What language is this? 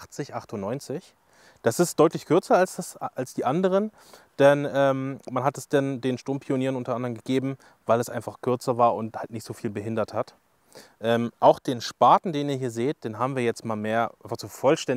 German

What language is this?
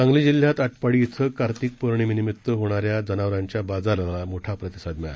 Marathi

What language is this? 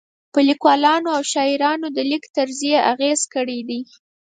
Pashto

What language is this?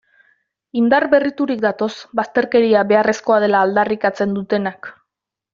Basque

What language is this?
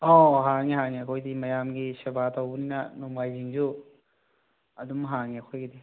Manipuri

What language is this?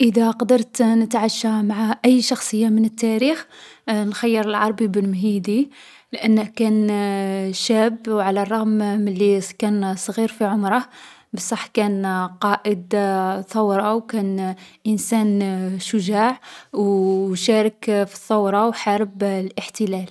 Algerian Arabic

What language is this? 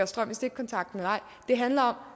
Danish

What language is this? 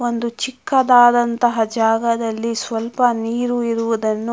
Kannada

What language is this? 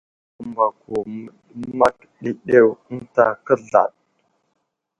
Wuzlam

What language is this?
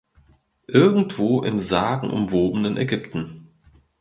German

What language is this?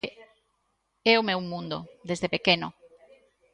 Galician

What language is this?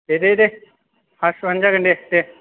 Bodo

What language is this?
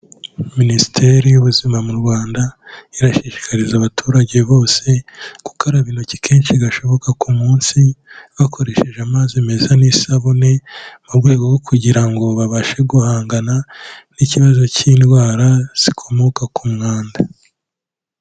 Kinyarwanda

